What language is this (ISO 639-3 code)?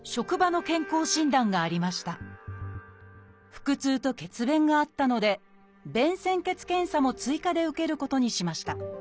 jpn